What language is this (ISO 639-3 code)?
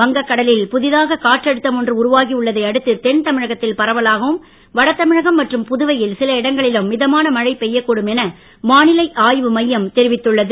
tam